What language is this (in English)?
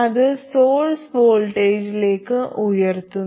Malayalam